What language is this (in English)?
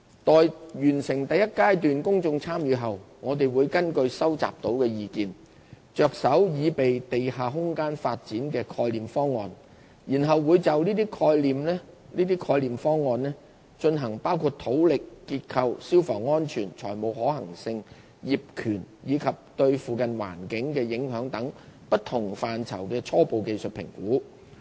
Cantonese